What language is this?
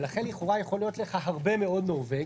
Hebrew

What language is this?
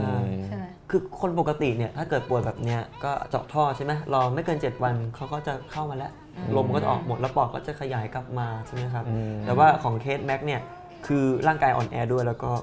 Thai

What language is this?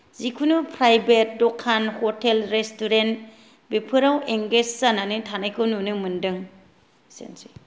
Bodo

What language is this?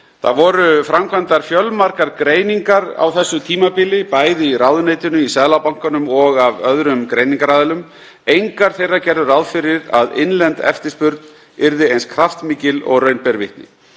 Icelandic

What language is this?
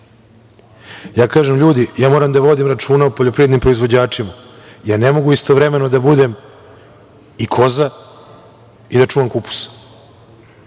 Serbian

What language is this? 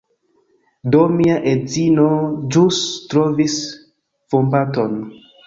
Esperanto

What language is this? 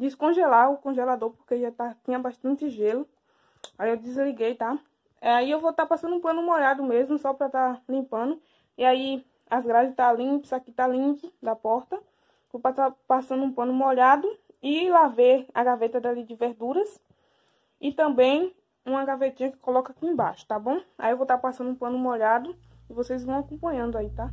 Portuguese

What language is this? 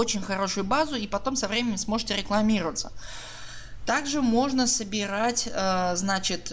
Russian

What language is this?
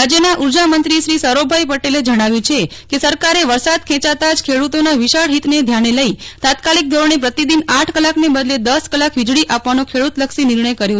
Gujarati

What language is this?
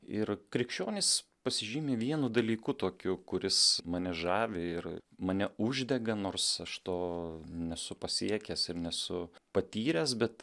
Lithuanian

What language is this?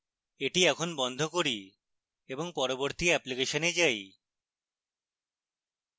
Bangla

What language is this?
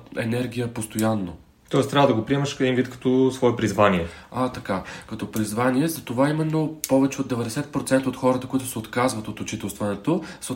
Bulgarian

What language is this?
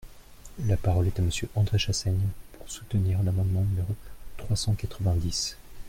French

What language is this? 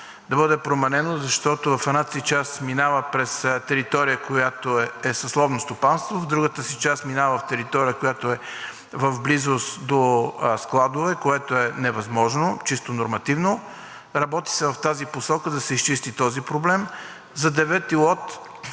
Bulgarian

